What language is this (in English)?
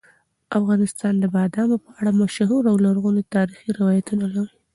Pashto